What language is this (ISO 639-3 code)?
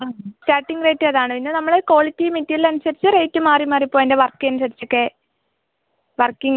mal